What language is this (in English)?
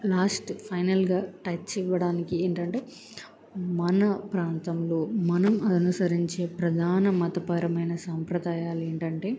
Telugu